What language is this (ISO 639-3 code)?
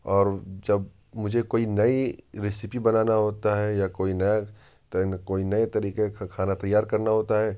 urd